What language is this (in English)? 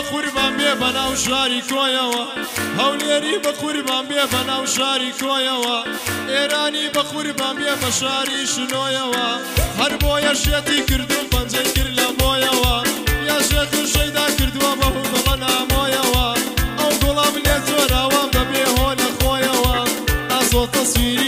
Arabic